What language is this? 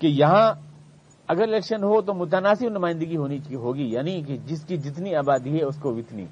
Urdu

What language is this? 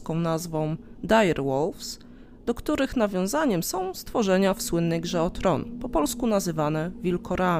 Polish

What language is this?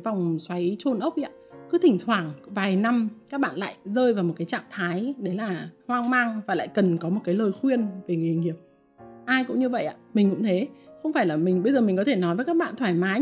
Vietnamese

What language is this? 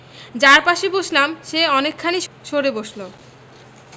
Bangla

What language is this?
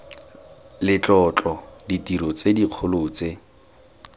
Tswana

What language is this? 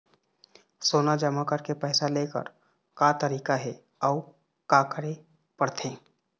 Chhattisgarhi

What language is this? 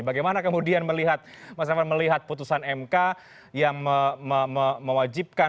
Indonesian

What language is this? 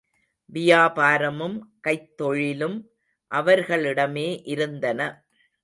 Tamil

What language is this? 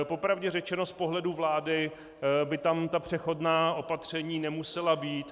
Czech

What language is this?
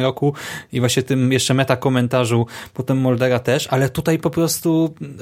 Polish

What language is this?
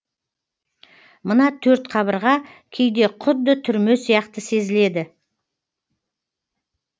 Kazakh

